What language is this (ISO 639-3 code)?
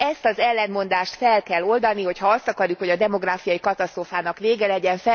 hun